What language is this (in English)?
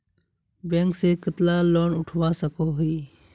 Magahi